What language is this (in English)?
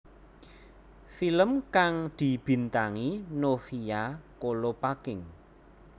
Javanese